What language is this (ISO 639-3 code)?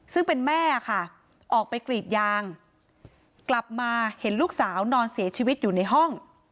tha